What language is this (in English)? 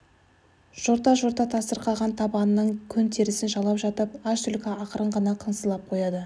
Kazakh